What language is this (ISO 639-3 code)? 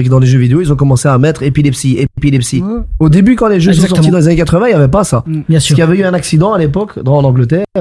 fra